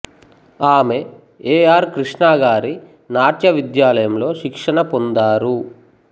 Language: Telugu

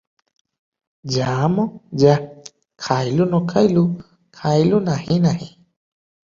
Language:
Odia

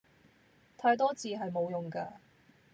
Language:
Cantonese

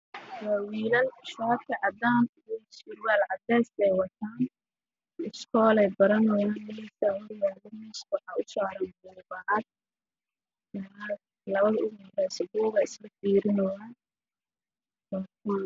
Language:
Somali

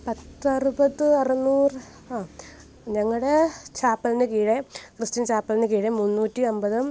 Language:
Malayalam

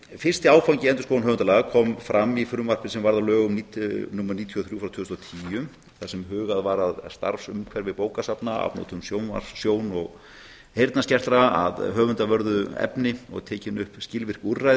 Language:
Icelandic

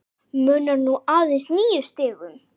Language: Icelandic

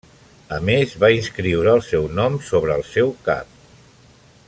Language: Catalan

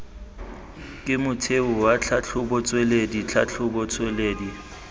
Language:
Tswana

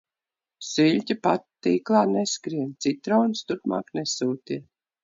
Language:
Latvian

